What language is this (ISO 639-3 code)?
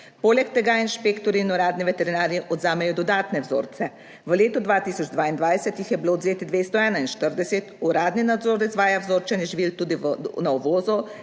slv